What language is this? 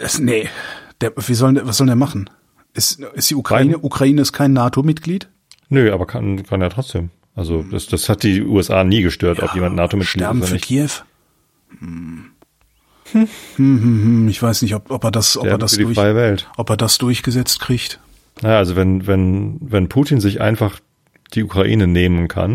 German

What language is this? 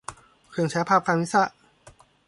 Thai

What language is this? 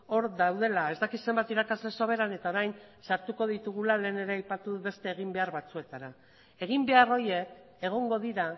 Basque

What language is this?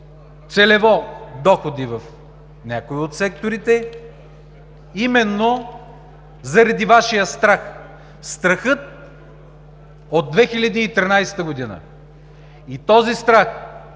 Bulgarian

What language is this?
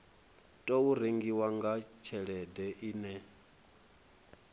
Venda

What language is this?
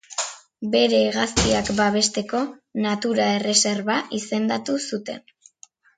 Basque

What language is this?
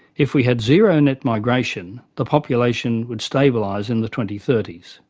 English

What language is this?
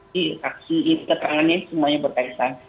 Indonesian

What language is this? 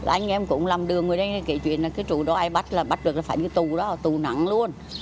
Vietnamese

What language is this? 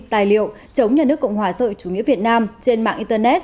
Vietnamese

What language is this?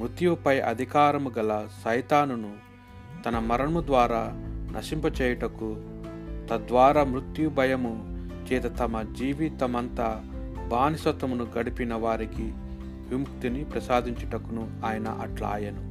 Telugu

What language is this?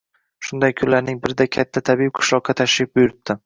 Uzbek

